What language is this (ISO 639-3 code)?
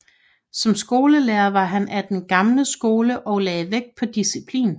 dan